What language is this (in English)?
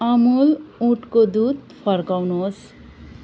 Nepali